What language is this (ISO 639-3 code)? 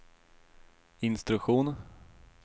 swe